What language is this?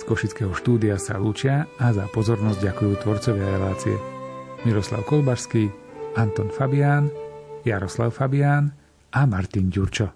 Slovak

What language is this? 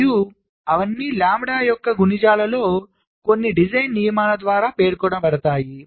Telugu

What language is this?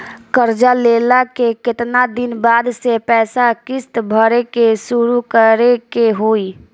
Bhojpuri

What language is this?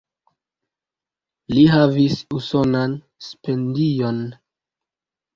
Esperanto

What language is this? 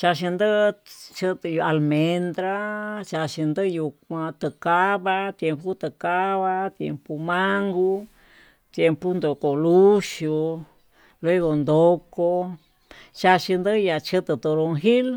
Tututepec Mixtec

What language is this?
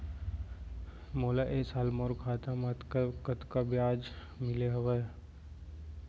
Chhattisgarhi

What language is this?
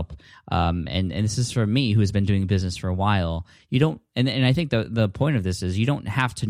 English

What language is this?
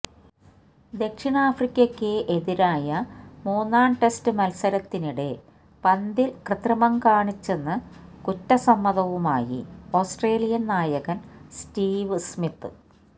Malayalam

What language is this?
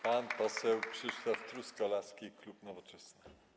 Polish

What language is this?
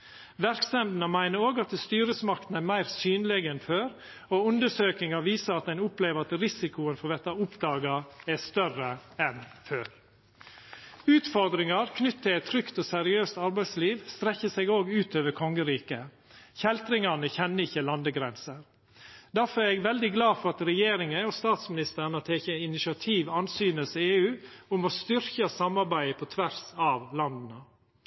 Norwegian Nynorsk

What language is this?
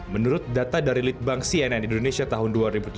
Indonesian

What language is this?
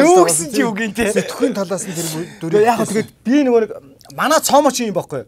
Turkish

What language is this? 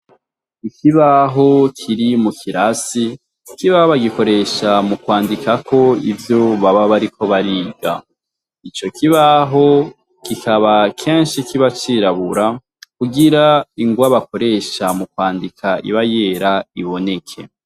Rundi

